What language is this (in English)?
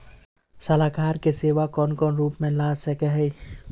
Magahi